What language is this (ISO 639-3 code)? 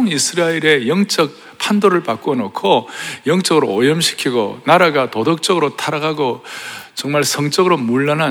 kor